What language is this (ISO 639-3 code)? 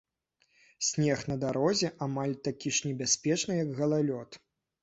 bel